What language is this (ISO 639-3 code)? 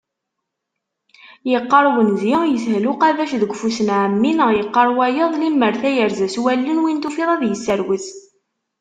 kab